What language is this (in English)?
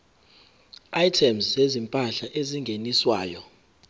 Zulu